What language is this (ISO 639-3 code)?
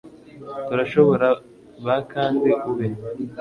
kin